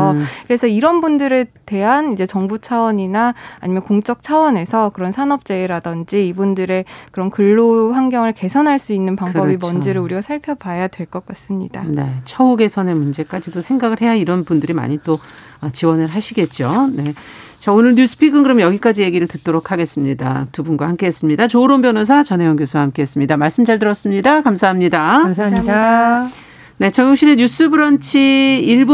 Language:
Korean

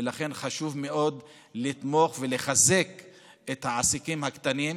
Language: Hebrew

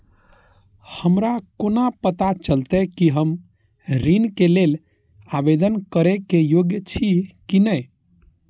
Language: Maithili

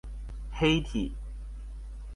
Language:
Chinese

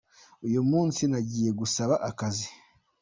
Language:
Kinyarwanda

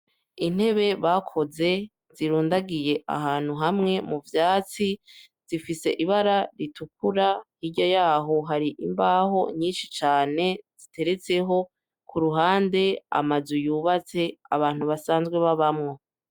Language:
Rundi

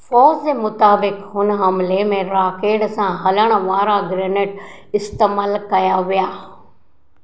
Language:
Sindhi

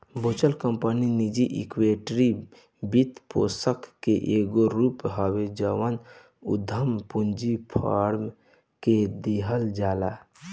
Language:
Bhojpuri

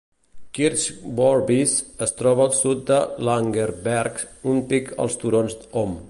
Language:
Catalan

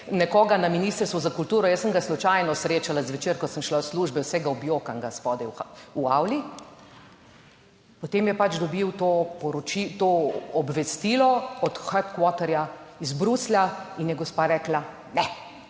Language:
Slovenian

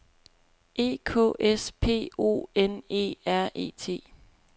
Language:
Danish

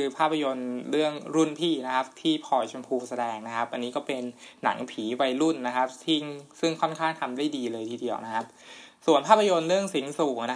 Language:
Thai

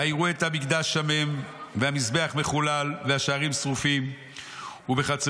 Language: Hebrew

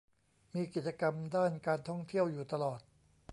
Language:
Thai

